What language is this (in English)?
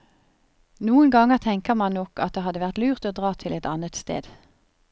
Norwegian